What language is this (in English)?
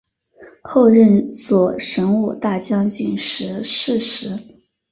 Chinese